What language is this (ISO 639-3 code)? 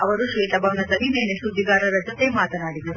kan